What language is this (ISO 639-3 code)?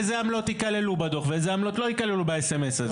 heb